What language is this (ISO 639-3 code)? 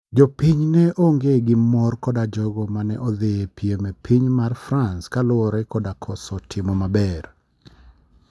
luo